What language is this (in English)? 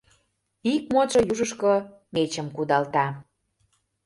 Mari